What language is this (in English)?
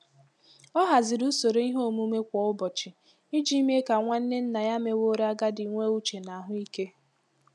Igbo